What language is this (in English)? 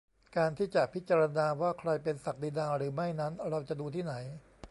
Thai